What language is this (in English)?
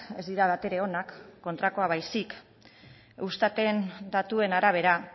Basque